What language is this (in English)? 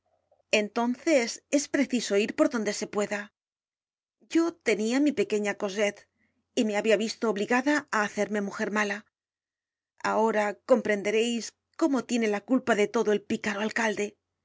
Spanish